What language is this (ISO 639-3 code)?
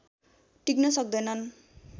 nep